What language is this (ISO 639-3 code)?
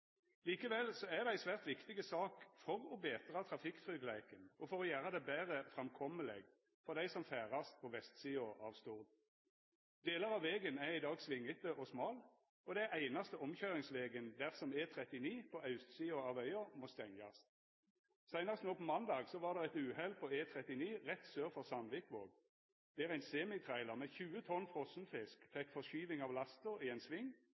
nno